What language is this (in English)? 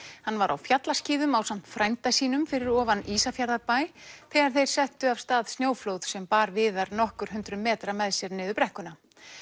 Icelandic